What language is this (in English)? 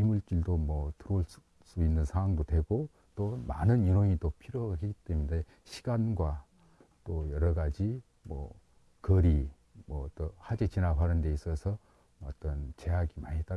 Korean